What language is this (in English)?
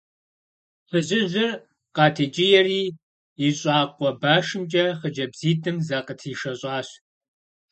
Kabardian